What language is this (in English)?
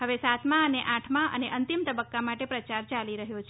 Gujarati